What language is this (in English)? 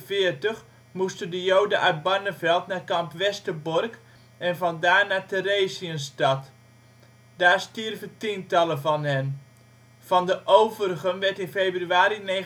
Dutch